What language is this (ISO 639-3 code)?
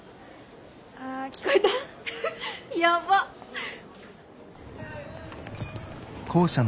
jpn